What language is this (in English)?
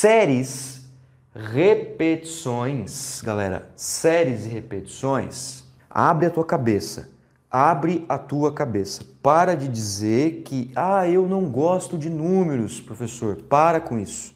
Portuguese